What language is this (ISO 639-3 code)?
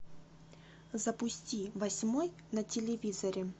rus